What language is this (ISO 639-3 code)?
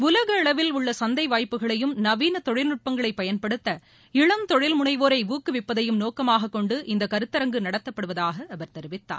tam